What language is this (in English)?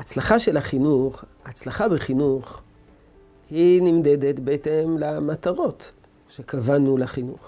Hebrew